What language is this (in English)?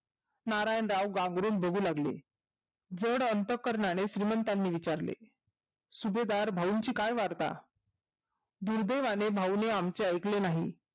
Marathi